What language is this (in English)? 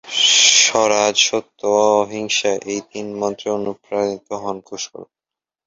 Bangla